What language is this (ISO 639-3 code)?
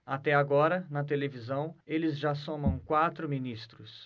por